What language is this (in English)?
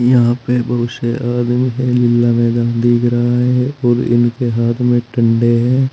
Hindi